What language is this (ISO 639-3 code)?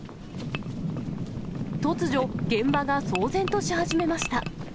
jpn